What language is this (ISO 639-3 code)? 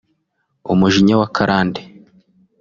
kin